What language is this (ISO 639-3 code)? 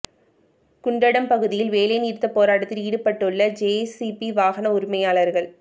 tam